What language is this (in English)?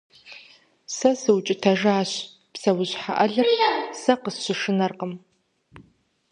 Kabardian